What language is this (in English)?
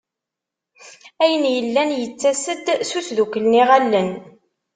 Kabyle